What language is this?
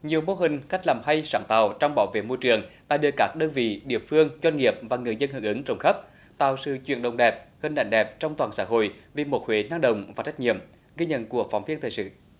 Vietnamese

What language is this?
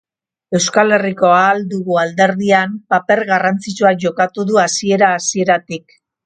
Basque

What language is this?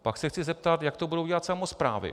Czech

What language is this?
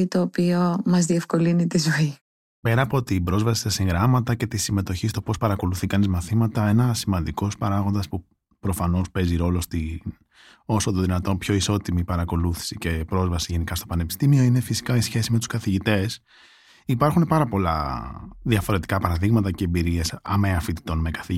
Greek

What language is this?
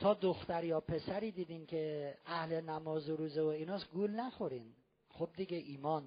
Persian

